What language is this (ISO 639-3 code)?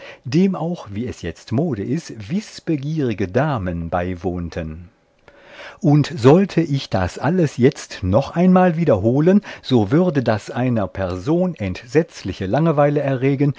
deu